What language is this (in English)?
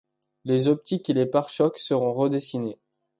French